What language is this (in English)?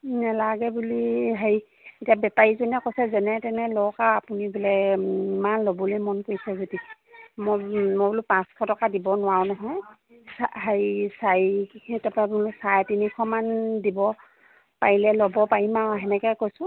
Assamese